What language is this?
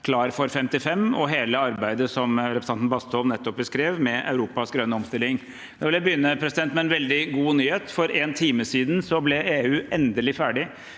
Norwegian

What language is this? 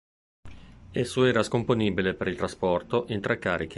Italian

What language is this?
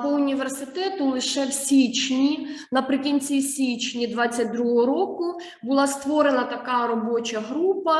Ukrainian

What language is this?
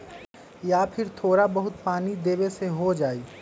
Magahi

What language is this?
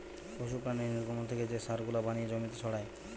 Bangla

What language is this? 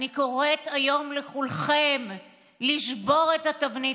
Hebrew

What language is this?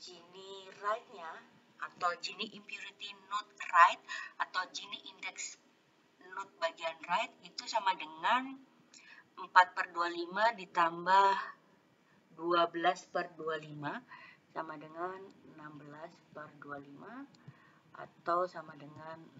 Indonesian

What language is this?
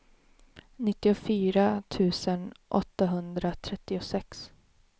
Swedish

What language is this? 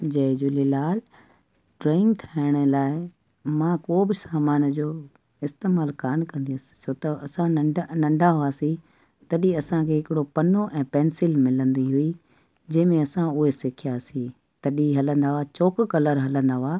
Sindhi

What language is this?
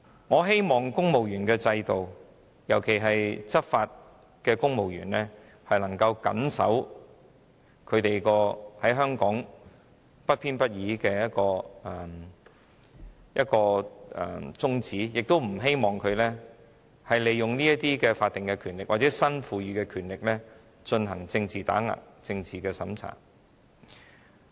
Cantonese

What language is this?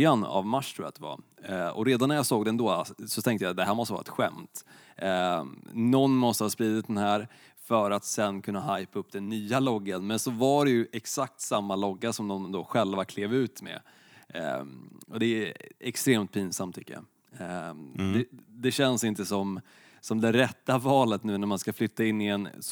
Swedish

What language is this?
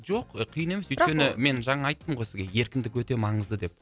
Kazakh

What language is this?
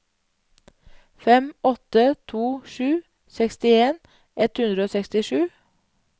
Norwegian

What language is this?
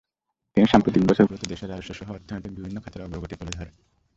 Bangla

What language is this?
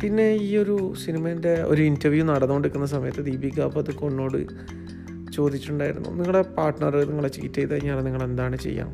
Malayalam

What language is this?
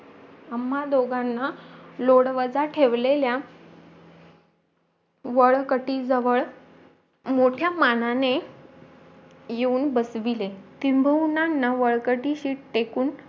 Marathi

